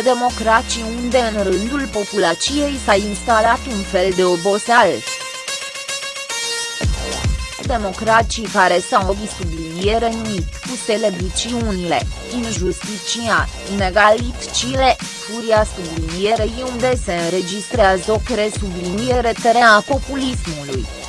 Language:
Romanian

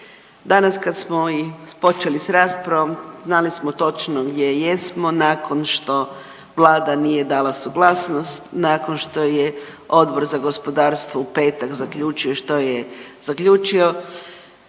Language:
Croatian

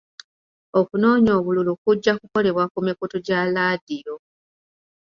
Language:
Ganda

